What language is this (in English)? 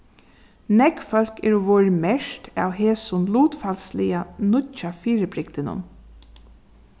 Faroese